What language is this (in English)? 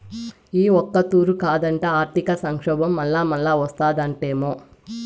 Telugu